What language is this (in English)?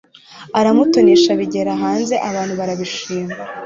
Kinyarwanda